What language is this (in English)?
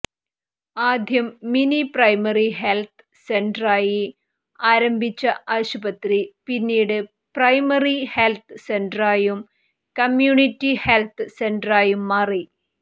Malayalam